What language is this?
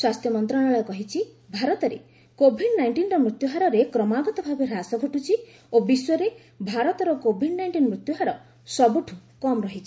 Odia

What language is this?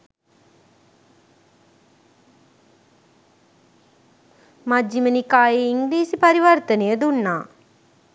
Sinhala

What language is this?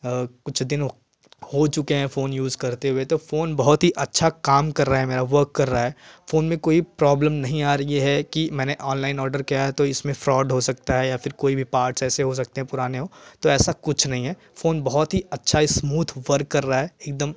Hindi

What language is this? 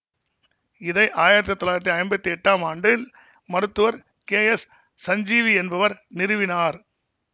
Tamil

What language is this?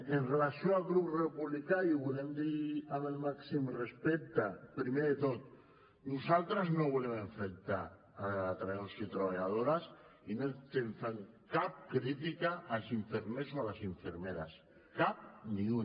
Catalan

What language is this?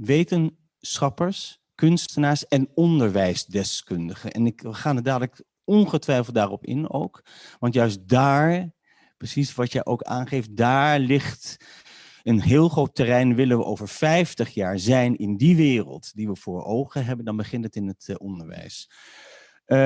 Dutch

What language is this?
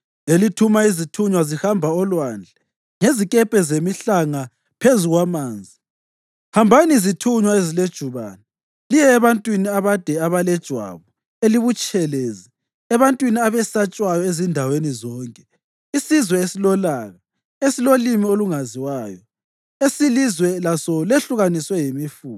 North Ndebele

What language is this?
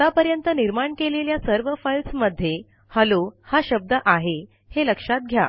Marathi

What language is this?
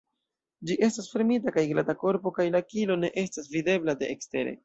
Esperanto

